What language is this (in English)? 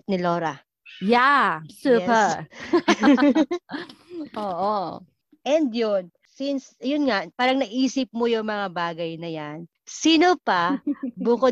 Filipino